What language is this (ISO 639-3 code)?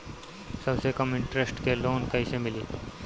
bho